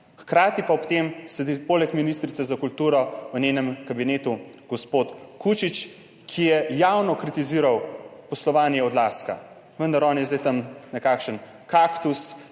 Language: Slovenian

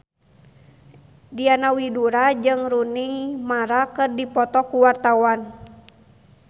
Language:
Sundanese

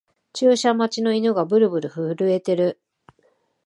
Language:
Japanese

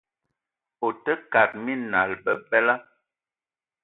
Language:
Eton (Cameroon)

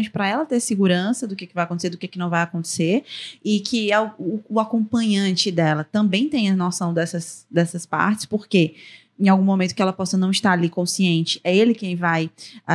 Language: Portuguese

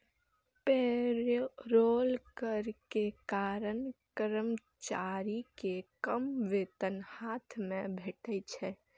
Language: Maithili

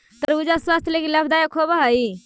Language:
Magahi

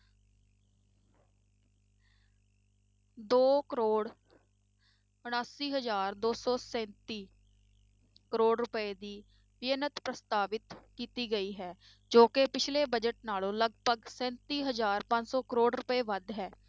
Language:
Punjabi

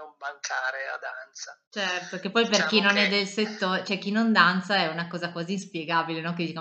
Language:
Italian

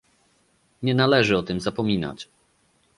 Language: Polish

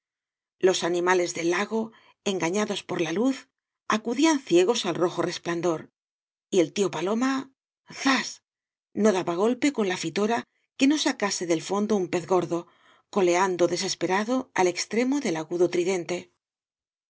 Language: Spanish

